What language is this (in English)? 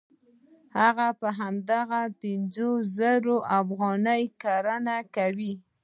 Pashto